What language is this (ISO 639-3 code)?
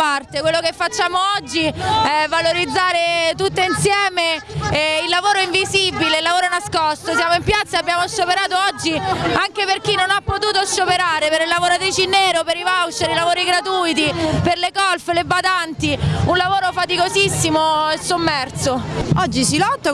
ita